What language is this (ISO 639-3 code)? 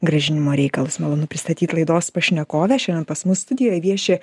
lit